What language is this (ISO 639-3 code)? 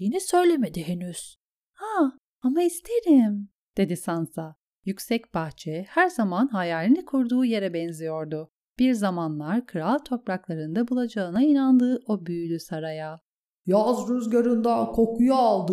tur